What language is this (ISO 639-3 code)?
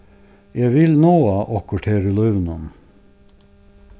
fao